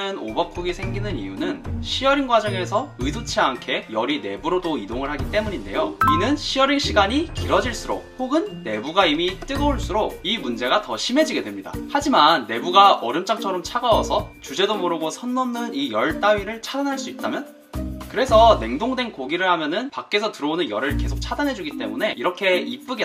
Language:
Korean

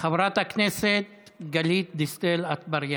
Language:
Hebrew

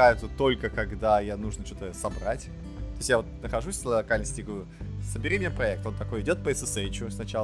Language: Russian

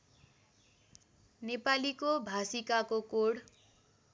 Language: Nepali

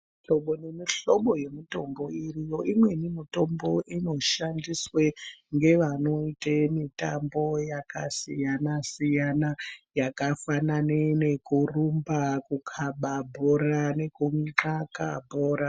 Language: Ndau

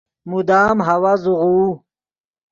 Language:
Yidgha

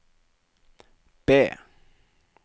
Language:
Norwegian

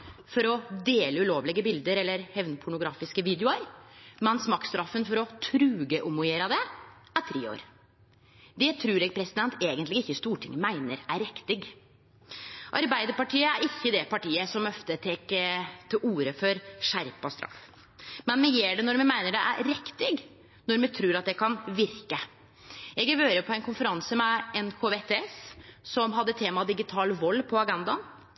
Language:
Norwegian Nynorsk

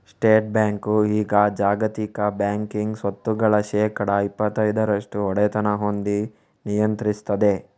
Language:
Kannada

